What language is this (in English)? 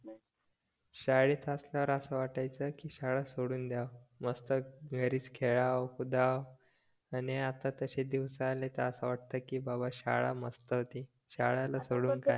Marathi